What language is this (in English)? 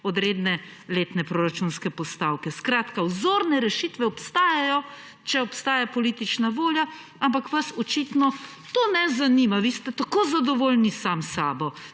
Slovenian